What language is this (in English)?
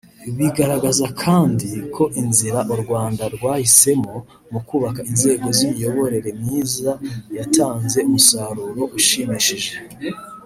Kinyarwanda